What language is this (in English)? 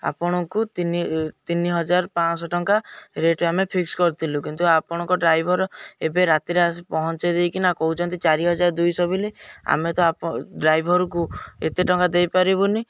Odia